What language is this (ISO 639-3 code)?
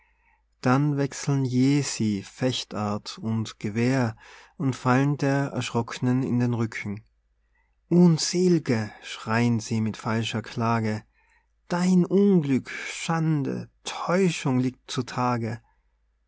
deu